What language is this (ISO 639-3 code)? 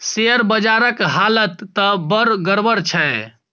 mai